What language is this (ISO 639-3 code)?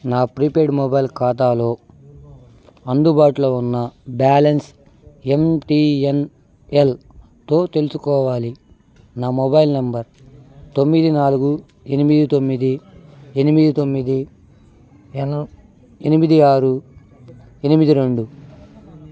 tel